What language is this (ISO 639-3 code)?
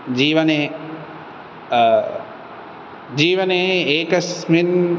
san